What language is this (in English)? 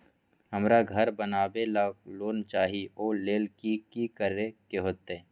Magahi